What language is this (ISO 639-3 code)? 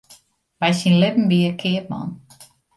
fry